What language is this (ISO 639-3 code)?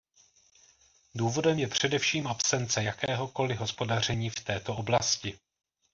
ces